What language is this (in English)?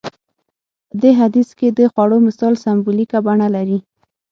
Pashto